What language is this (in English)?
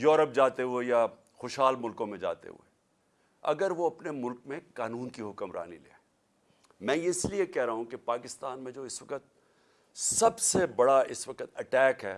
Urdu